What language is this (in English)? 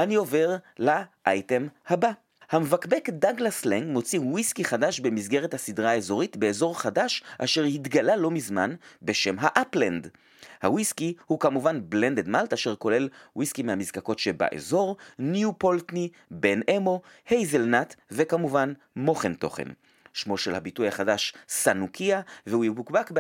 Hebrew